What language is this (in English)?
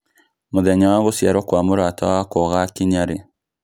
Kikuyu